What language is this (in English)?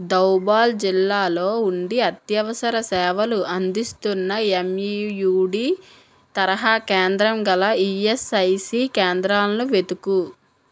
Telugu